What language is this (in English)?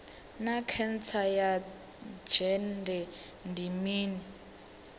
Venda